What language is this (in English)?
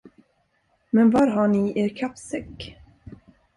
Swedish